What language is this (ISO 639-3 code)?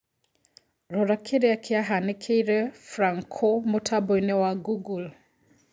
kik